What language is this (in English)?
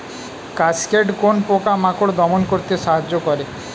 Bangla